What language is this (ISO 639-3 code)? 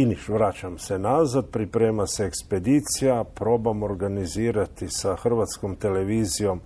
hrv